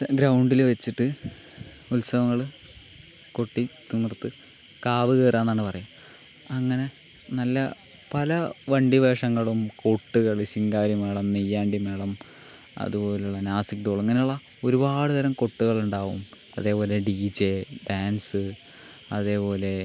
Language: Malayalam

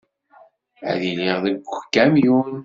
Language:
Kabyle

